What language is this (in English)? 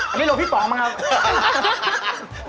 Thai